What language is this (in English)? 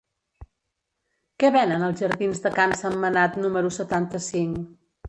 Catalan